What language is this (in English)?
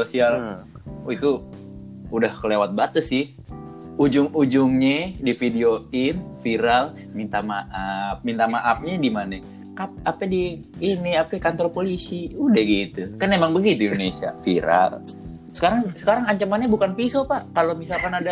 Indonesian